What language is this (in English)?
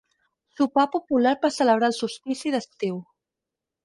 Catalan